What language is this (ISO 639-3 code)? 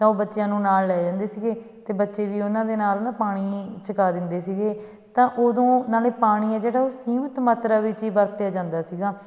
pan